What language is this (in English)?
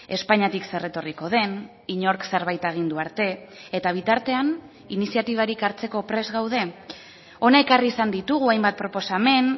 Basque